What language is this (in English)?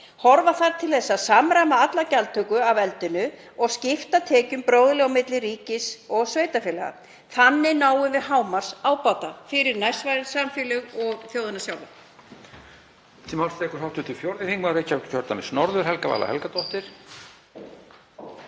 Icelandic